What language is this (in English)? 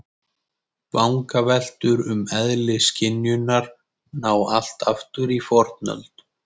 Icelandic